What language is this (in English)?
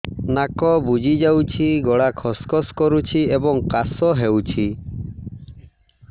Odia